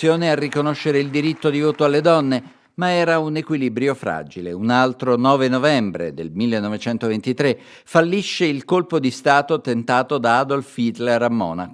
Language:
Italian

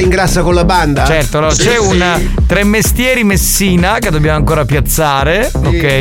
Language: Italian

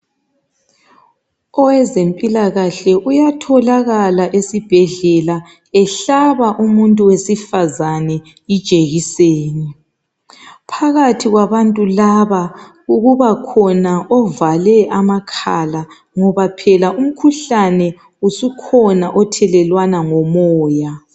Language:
North Ndebele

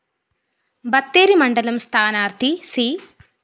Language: Malayalam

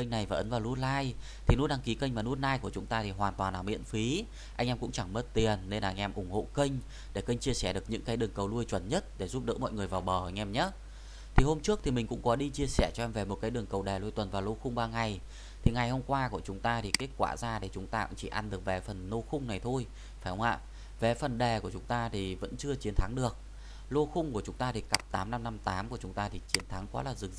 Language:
Vietnamese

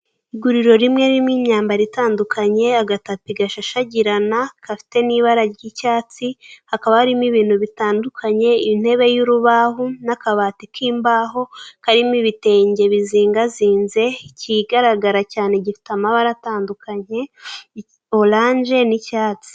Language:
Kinyarwanda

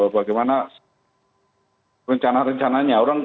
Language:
Indonesian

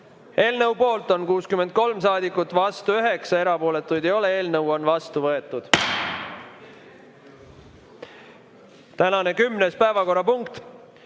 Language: Estonian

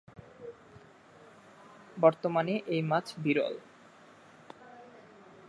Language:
Bangla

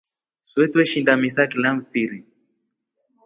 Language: Rombo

